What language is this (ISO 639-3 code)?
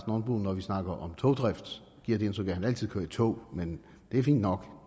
dan